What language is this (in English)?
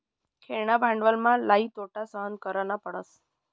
Marathi